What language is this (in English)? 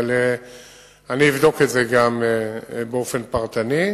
Hebrew